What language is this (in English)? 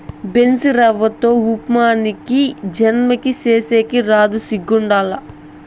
Telugu